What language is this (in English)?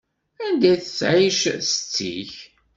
Kabyle